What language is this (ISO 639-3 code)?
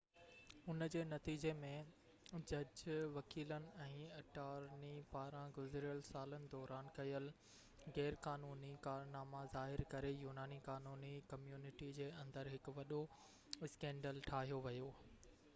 snd